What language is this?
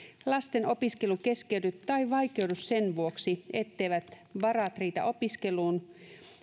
Finnish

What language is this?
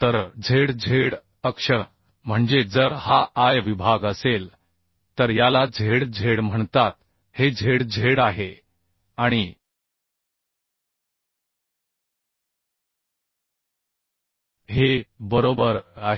Marathi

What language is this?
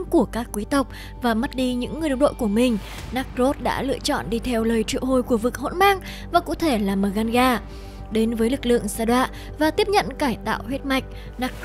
Vietnamese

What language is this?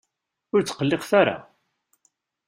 Kabyle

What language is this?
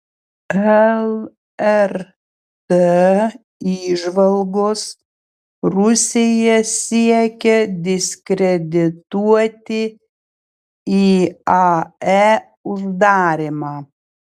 Lithuanian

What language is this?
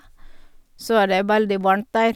Norwegian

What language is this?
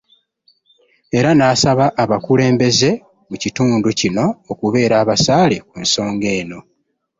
Ganda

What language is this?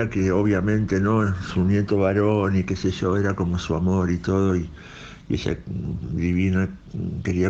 Spanish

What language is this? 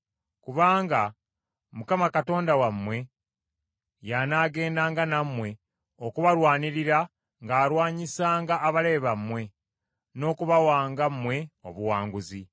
Ganda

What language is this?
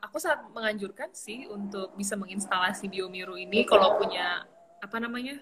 Indonesian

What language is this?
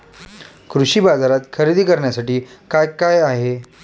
Marathi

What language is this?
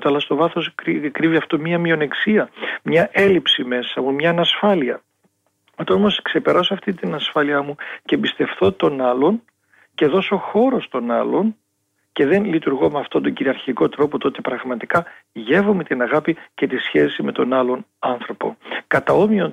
Greek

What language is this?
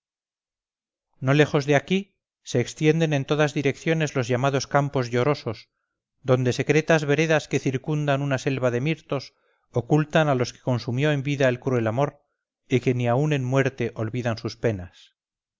Spanish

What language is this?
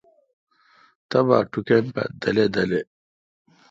Kalkoti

